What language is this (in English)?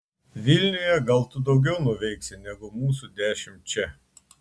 Lithuanian